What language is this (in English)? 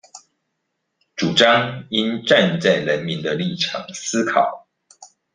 Chinese